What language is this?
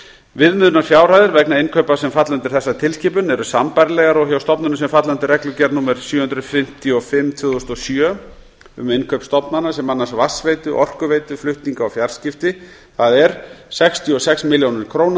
Icelandic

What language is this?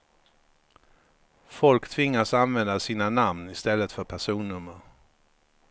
Swedish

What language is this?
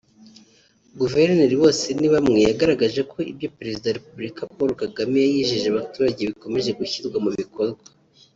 Kinyarwanda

